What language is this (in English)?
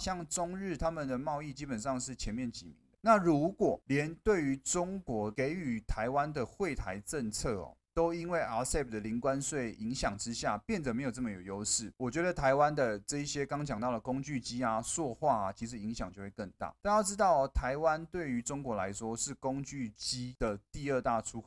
Chinese